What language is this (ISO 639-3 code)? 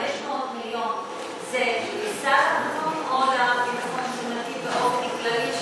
heb